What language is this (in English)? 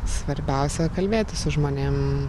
Lithuanian